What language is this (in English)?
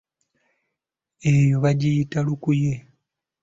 Ganda